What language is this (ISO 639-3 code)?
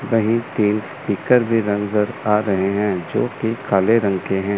hin